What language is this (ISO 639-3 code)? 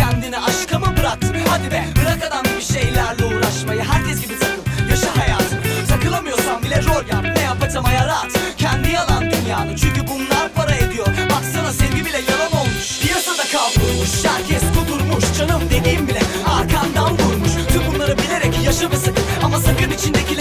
tur